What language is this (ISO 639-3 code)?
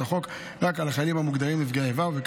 heb